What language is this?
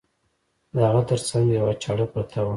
Pashto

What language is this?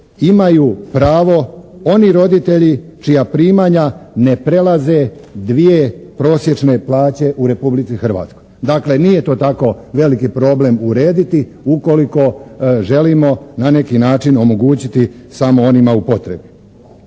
Croatian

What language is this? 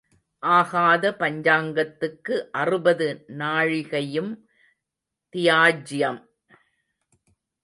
Tamil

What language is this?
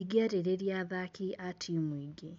Kikuyu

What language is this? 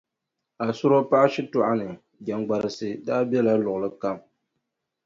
Dagbani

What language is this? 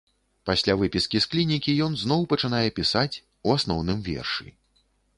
Belarusian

